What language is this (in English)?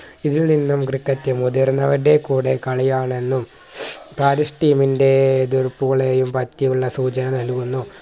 Malayalam